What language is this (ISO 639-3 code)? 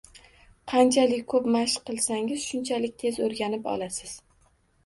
uzb